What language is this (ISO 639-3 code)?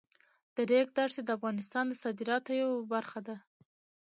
pus